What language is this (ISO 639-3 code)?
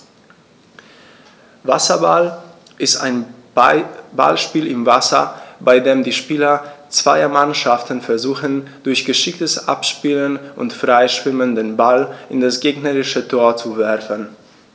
deu